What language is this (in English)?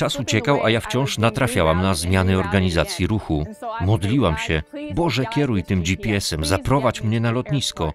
Polish